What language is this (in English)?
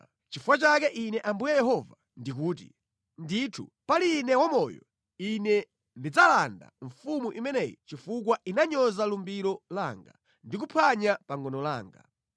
Nyanja